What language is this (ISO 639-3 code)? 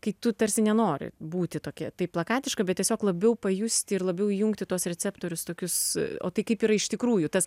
lit